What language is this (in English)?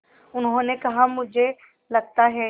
Hindi